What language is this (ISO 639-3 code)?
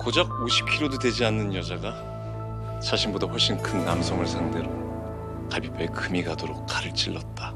kor